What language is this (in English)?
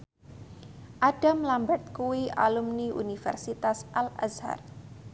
Javanese